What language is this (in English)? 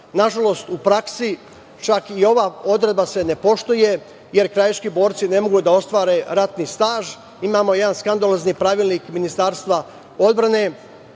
Serbian